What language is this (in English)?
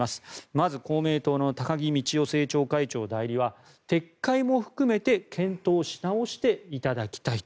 Japanese